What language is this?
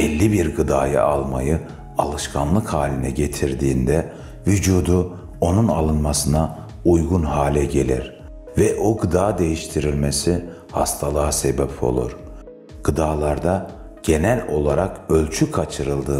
Turkish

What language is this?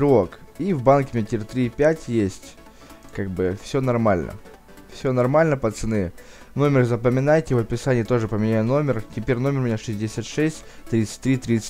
Russian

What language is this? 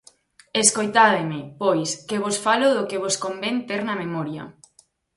Galician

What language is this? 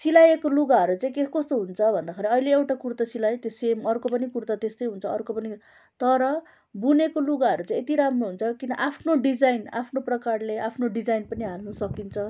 Nepali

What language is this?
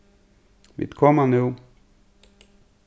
Faroese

